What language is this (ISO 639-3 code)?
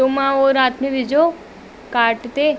snd